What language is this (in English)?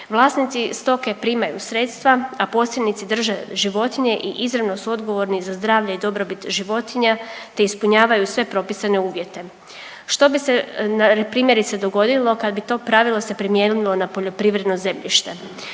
Croatian